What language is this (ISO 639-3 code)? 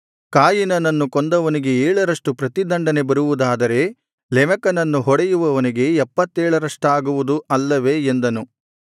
kan